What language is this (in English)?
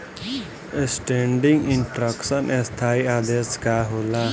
Bhojpuri